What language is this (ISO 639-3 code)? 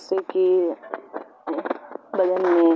urd